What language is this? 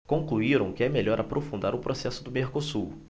Portuguese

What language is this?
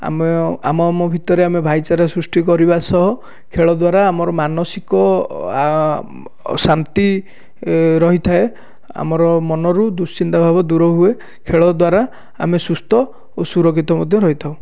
Odia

